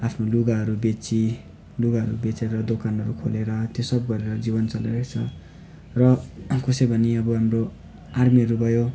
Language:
Nepali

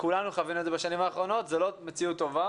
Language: Hebrew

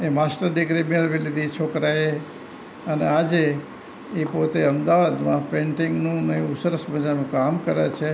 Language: Gujarati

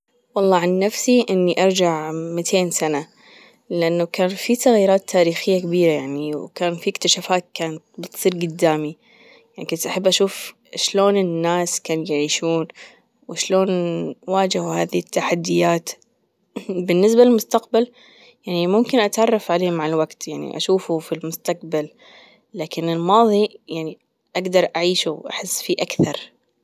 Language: Gulf Arabic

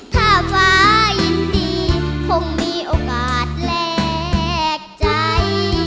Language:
Thai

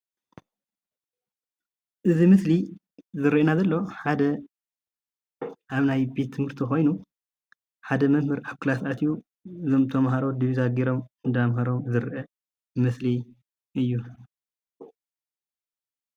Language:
Tigrinya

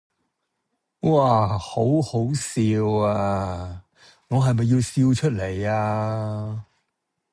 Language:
Cantonese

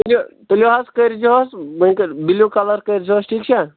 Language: Kashmiri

